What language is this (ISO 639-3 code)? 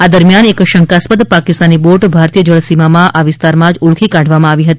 guj